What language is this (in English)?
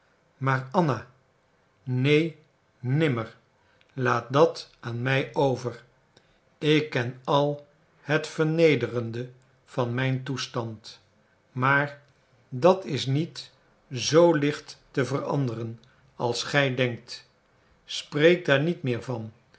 Dutch